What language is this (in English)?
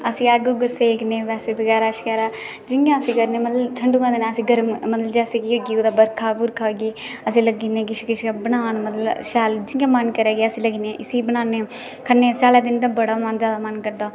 Dogri